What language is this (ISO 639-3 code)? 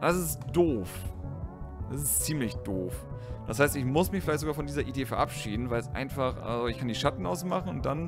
deu